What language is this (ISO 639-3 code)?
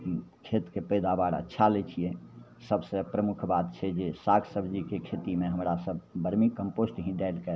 mai